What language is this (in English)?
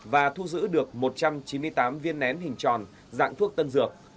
Vietnamese